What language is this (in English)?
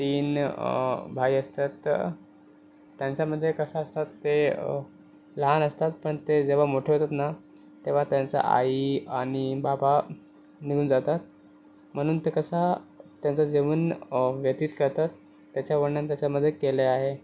Marathi